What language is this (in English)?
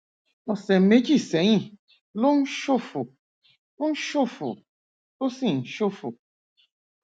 Yoruba